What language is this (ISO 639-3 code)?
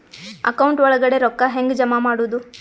kan